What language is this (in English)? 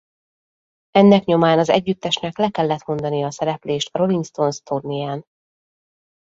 Hungarian